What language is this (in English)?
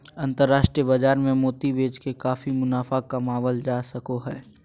Magahi